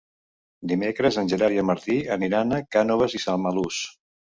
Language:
Catalan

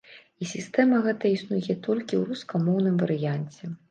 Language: Belarusian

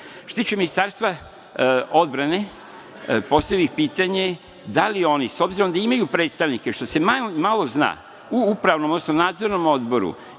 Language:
Serbian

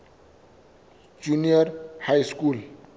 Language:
Southern Sotho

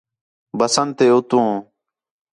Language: Khetrani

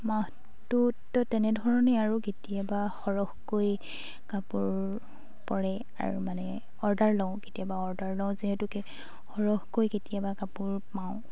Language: Assamese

